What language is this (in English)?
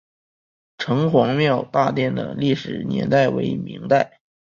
Chinese